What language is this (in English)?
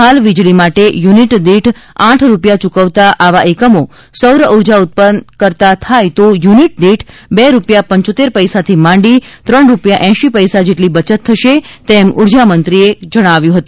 Gujarati